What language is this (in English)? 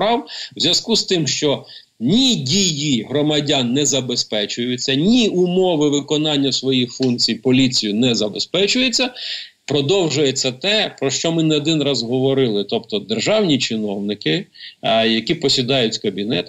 Ukrainian